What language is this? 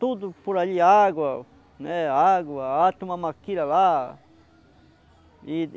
Portuguese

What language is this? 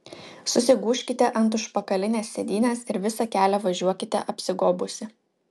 Lithuanian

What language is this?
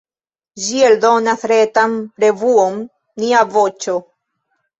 Esperanto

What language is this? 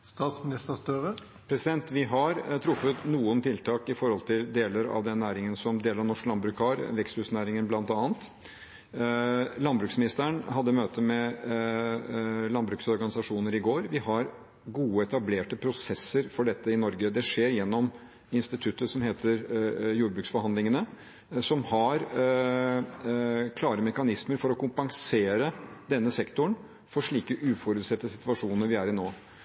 Norwegian Bokmål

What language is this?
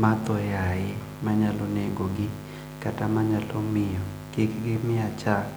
Luo (Kenya and Tanzania)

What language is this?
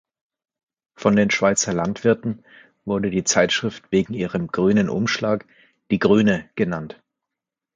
German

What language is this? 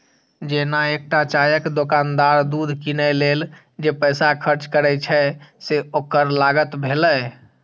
Maithili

